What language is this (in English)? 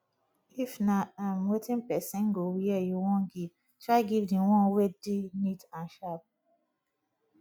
Nigerian Pidgin